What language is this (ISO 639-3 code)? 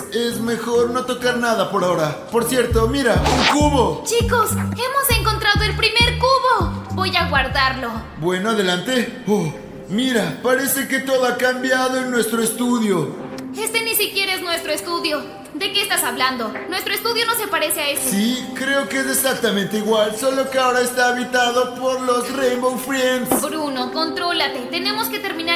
spa